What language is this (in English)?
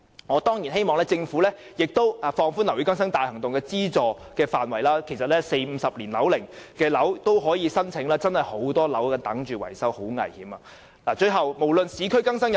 Cantonese